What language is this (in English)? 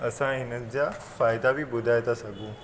Sindhi